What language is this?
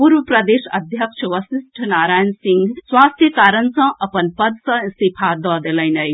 Maithili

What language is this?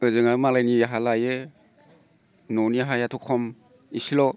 Bodo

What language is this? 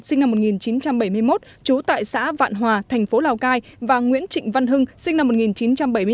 Vietnamese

